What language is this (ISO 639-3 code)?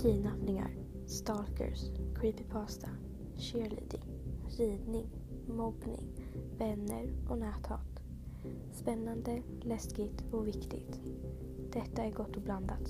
swe